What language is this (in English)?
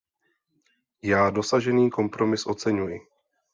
Czech